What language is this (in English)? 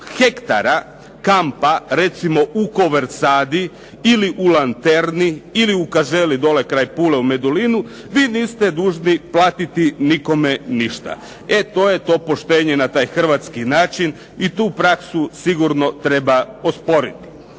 Croatian